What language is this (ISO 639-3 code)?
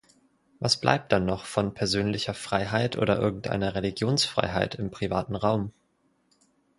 deu